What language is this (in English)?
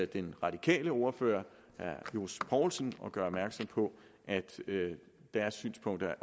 Danish